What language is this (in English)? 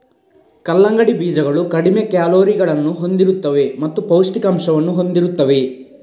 Kannada